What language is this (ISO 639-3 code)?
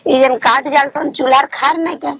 ori